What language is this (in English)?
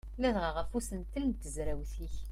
Kabyle